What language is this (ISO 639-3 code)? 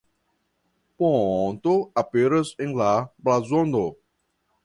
epo